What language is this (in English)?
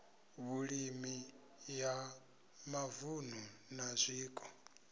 Venda